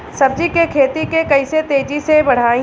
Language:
Bhojpuri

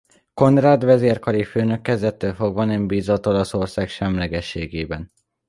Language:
Hungarian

